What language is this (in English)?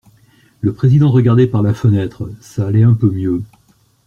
French